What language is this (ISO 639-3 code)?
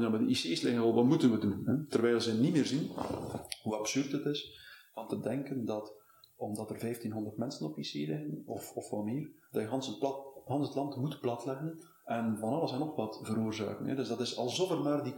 nld